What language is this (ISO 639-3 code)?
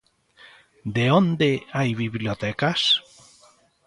glg